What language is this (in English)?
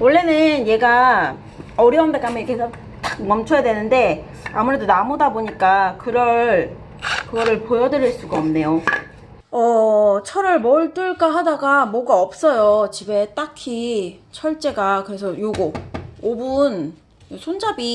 Korean